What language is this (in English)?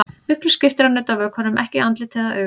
Icelandic